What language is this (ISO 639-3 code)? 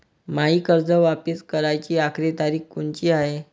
mar